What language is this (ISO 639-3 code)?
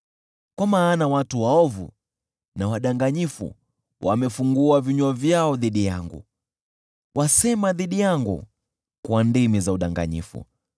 swa